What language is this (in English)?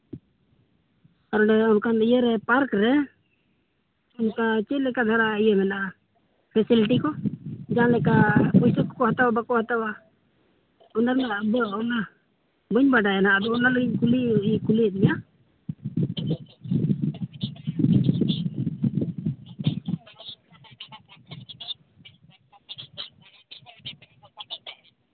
Santali